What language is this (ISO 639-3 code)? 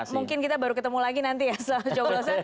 ind